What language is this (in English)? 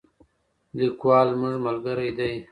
Pashto